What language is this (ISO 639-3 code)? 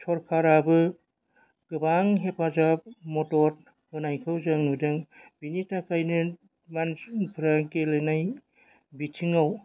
brx